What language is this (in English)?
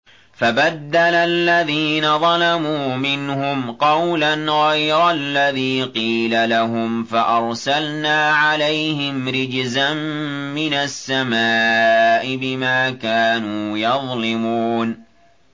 Arabic